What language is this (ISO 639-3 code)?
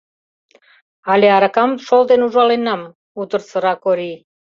chm